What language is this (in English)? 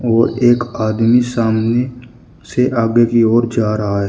Hindi